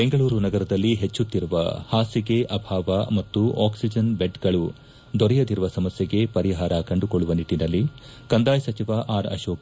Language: Kannada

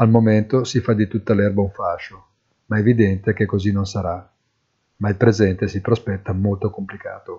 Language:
Italian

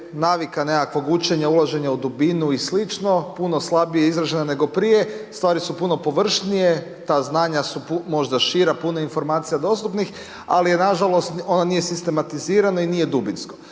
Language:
Croatian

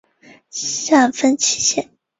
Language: Chinese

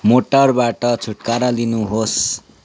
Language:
Nepali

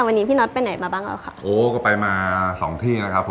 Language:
Thai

